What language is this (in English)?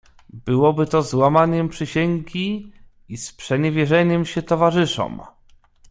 Polish